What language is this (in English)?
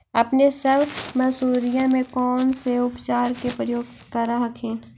Magahi